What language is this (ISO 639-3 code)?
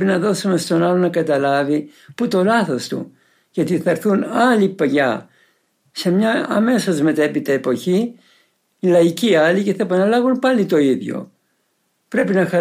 ell